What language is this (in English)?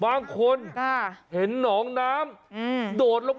Thai